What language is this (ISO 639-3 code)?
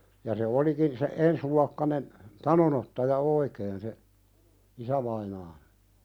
fin